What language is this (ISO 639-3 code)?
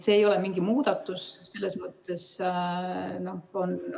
est